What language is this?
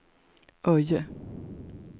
Swedish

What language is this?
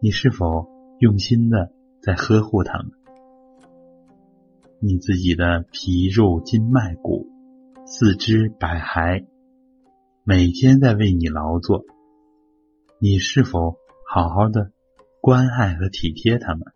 Chinese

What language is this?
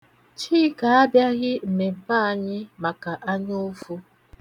Igbo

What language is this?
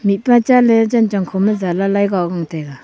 Wancho Naga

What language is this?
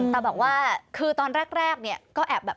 Thai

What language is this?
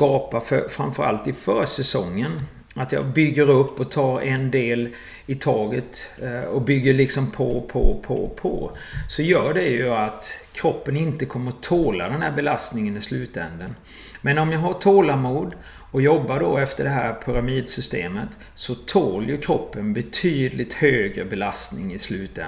Swedish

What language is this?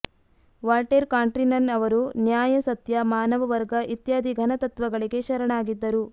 Kannada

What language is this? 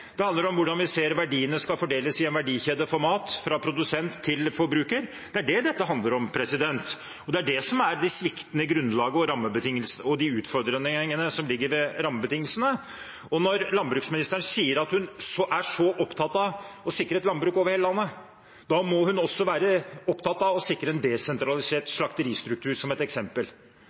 Norwegian Bokmål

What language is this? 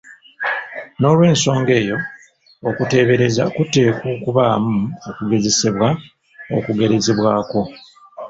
Ganda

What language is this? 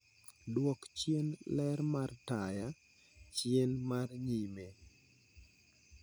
Luo (Kenya and Tanzania)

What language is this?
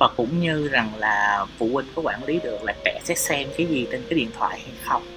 Vietnamese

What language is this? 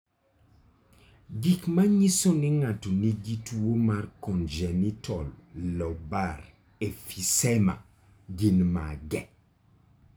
Luo (Kenya and Tanzania)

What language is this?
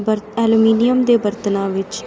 Punjabi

